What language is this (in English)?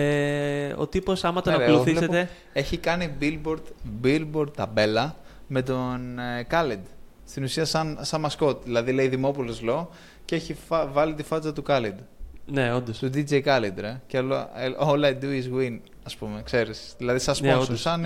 Greek